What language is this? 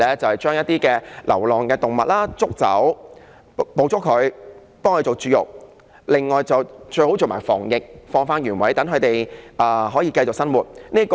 Cantonese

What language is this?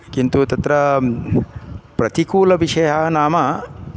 Sanskrit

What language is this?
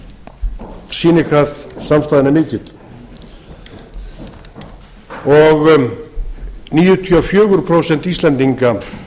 Icelandic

